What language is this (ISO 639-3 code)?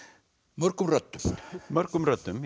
isl